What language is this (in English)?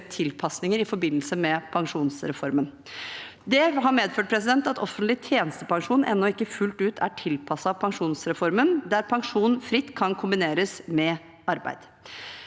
Norwegian